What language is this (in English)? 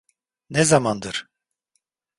Turkish